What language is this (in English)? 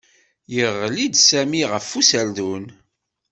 Kabyle